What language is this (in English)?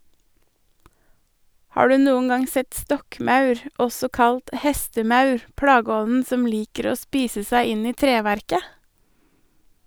Norwegian